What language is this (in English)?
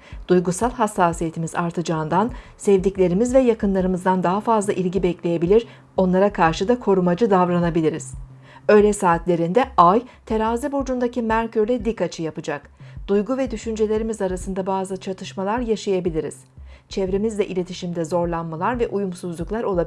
Turkish